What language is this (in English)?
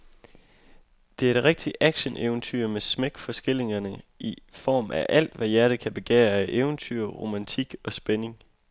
Danish